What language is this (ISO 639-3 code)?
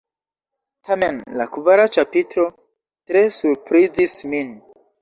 epo